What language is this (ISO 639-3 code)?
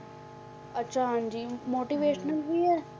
pan